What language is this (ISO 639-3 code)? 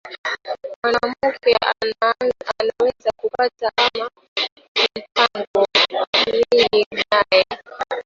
swa